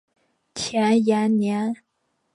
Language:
Chinese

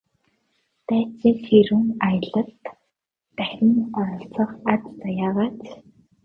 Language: Mongolian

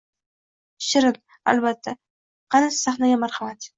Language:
Uzbek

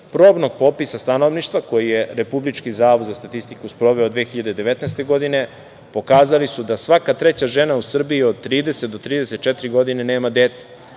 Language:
Serbian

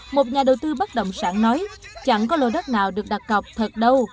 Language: Vietnamese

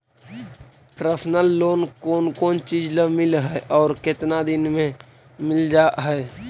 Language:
Magahi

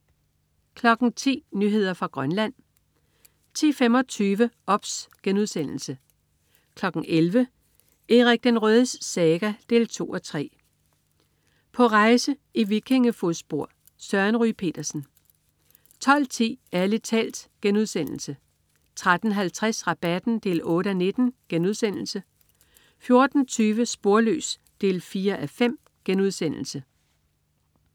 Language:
Danish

